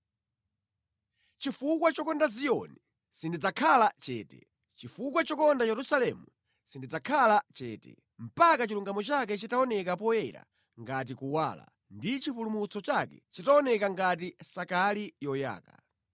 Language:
Nyanja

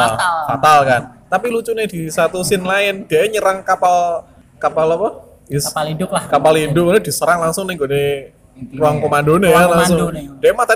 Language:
Indonesian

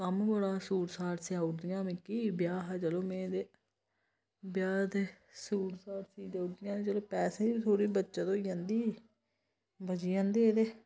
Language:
Dogri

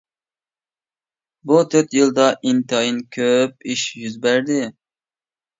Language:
Uyghur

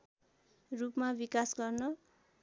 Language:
Nepali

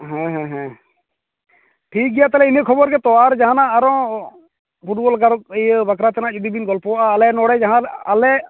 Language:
Santali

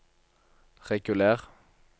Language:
Norwegian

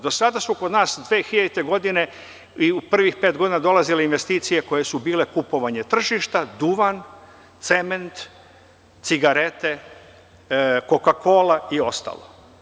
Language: Serbian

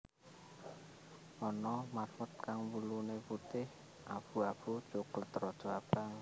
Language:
Javanese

